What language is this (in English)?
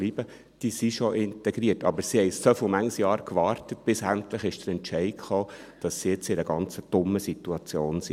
Swiss German